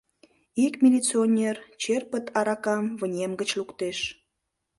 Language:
Mari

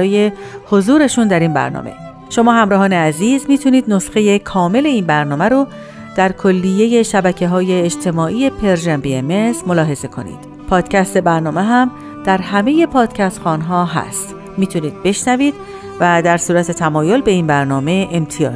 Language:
Persian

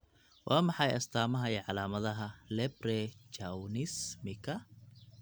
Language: Somali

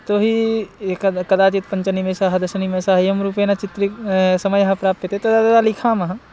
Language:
Sanskrit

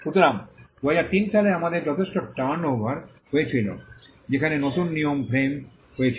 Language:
Bangla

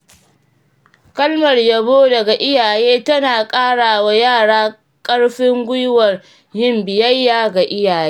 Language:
Hausa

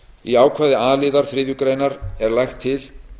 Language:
Icelandic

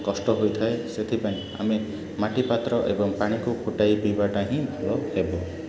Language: Odia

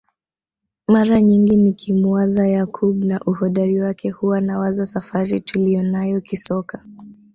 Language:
Swahili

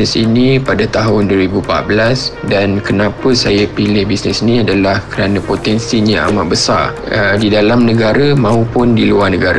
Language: Malay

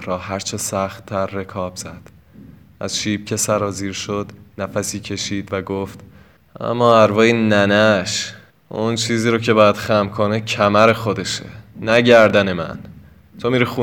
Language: Persian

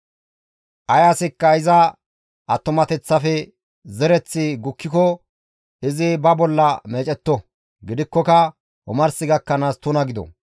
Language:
Gamo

